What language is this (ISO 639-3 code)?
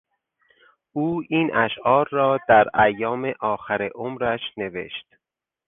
fas